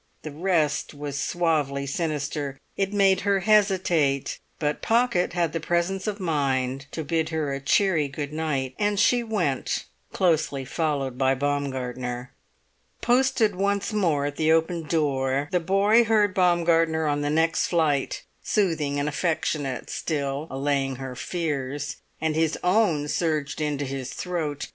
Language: English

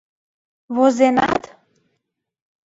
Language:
Mari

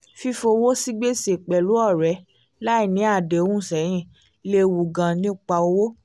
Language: Yoruba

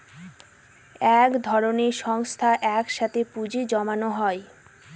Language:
Bangla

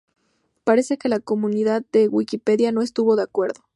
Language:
Spanish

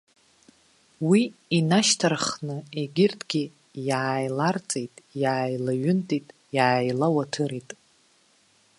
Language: Abkhazian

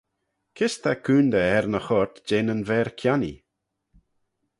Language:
Manx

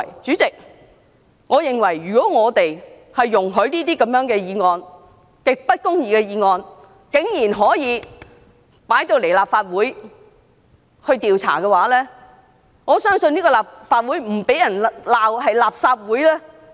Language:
Cantonese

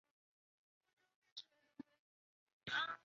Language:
Chinese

